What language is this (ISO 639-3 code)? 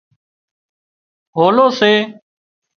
kxp